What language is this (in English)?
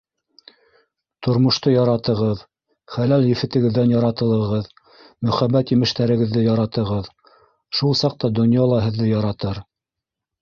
Bashkir